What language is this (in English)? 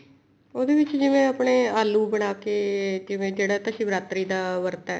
Punjabi